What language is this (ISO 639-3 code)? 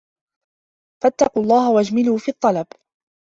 ara